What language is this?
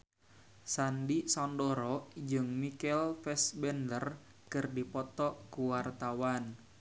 Sundanese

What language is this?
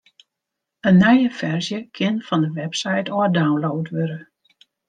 Western Frisian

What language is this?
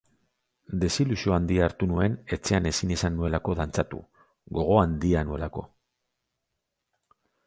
Basque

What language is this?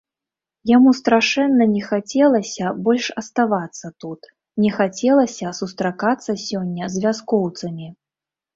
Belarusian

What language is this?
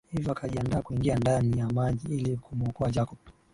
Swahili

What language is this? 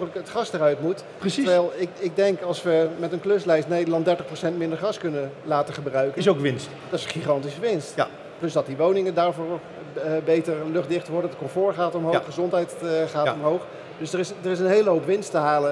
Dutch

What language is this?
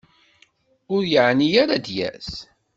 Kabyle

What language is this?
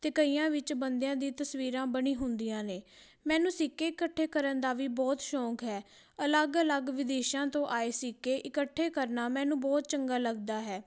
Punjabi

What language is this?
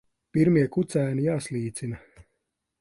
Latvian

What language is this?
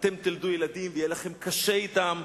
Hebrew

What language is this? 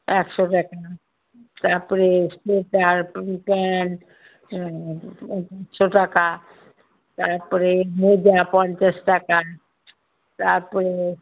Bangla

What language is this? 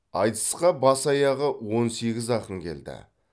Kazakh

